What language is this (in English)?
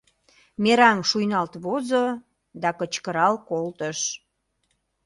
Mari